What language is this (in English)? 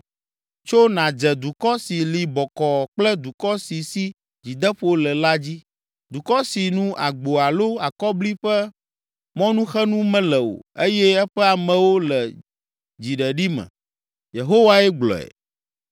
Ewe